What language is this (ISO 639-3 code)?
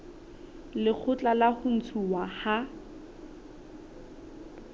sot